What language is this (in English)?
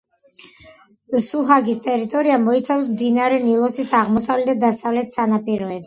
Georgian